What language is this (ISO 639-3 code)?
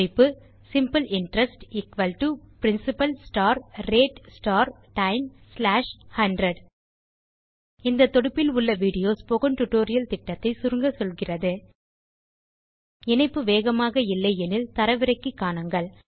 tam